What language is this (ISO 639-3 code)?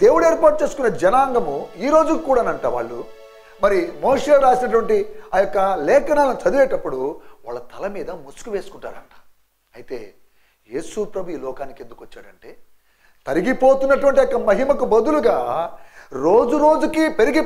tel